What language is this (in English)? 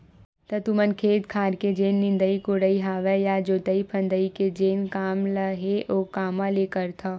Chhattisgarhi